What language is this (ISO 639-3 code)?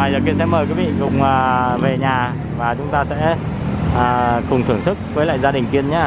vie